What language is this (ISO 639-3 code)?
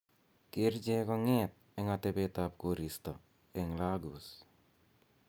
kln